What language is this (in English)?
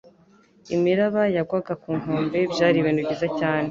Kinyarwanda